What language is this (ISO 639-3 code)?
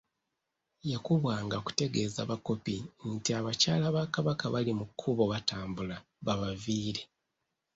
lug